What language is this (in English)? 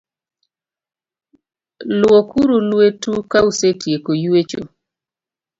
Luo (Kenya and Tanzania)